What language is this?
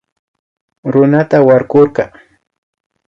Imbabura Highland Quichua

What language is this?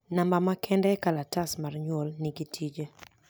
Luo (Kenya and Tanzania)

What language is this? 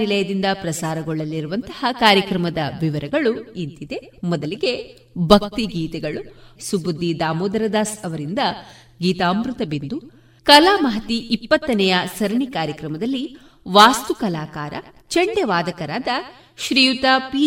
Kannada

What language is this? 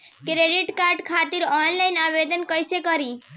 Bhojpuri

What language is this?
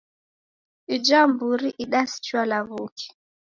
Taita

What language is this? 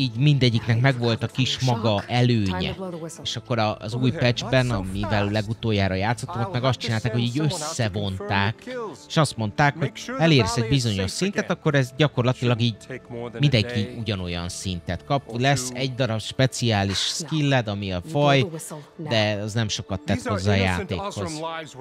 Hungarian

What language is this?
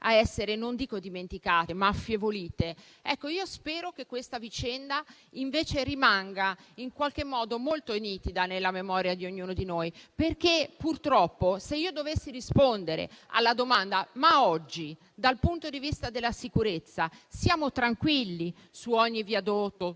Italian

